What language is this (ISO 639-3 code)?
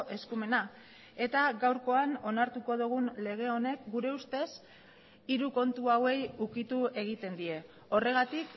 eus